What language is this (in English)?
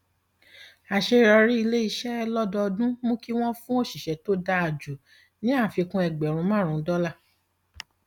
Yoruba